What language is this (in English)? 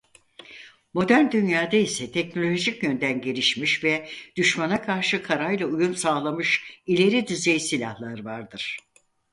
Turkish